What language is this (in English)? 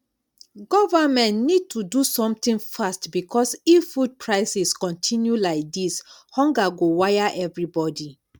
Nigerian Pidgin